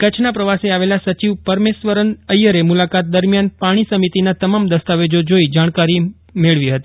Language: Gujarati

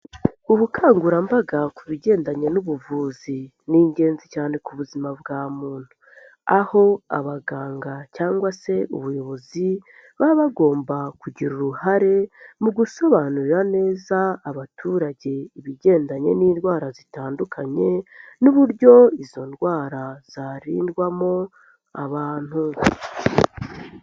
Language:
Kinyarwanda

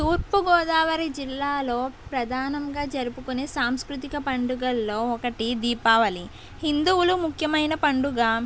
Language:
Telugu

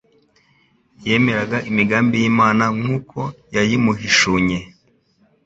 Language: Kinyarwanda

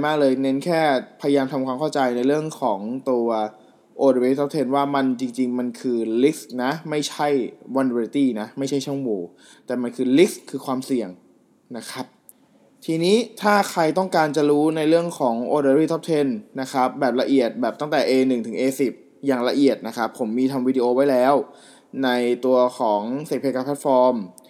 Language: Thai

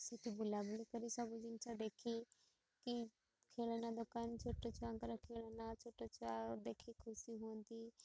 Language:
Odia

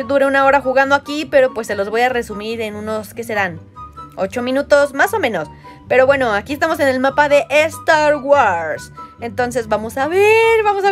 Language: Spanish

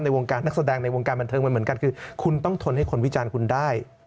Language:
Thai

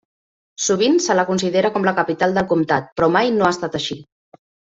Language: Catalan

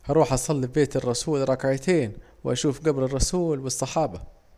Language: Saidi Arabic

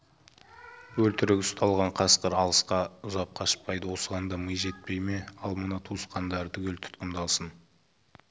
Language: Kazakh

